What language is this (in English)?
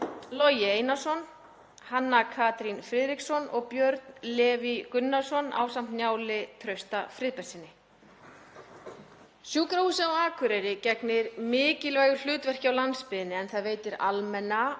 Icelandic